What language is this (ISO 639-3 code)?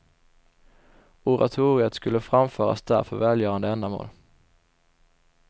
swe